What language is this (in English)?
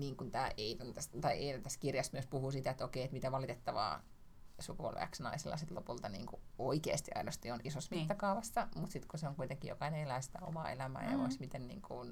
Finnish